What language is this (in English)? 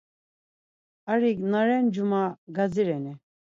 Laz